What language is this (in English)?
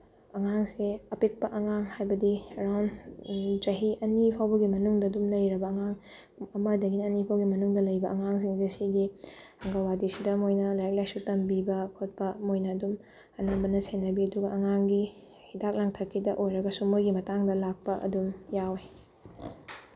Manipuri